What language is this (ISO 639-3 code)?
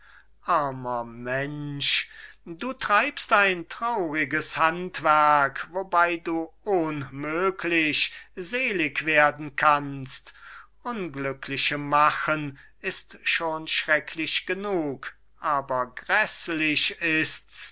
deu